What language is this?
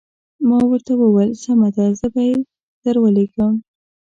Pashto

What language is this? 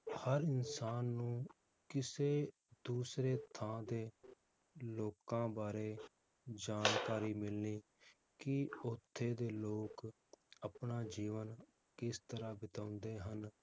Punjabi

